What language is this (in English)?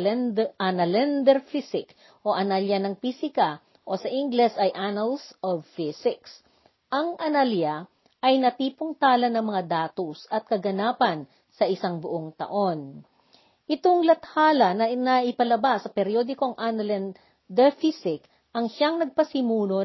Filipino